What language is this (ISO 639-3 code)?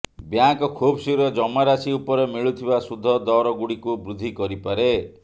ori